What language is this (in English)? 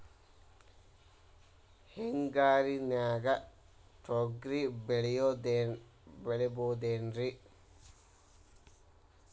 Kannada